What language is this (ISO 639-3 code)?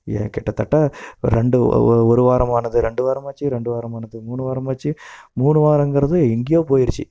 tam